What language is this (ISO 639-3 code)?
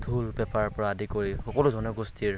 asm